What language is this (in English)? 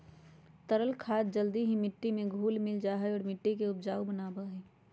Magahi